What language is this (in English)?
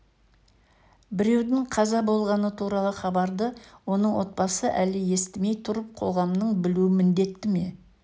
Kazakh